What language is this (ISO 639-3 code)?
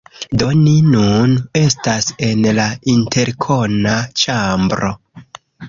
epo